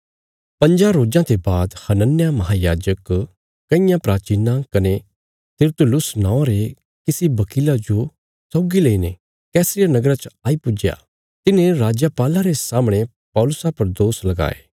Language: Bilaspuri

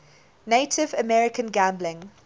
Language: English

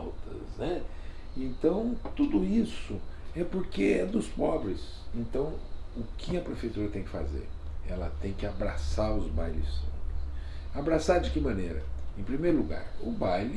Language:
Portuguese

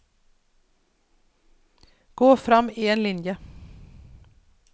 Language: Norwegian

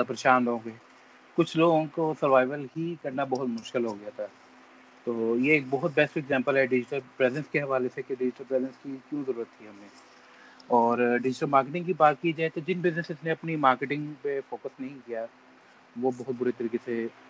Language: Urdu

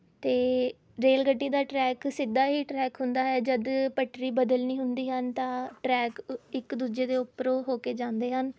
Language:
Punjabi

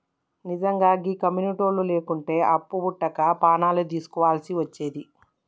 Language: Telugu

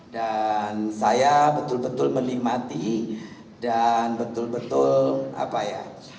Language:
Indonesian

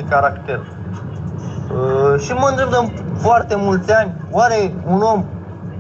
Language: Romanian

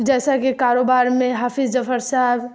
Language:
Urdu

